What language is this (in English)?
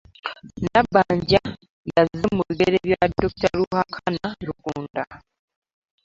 Ganda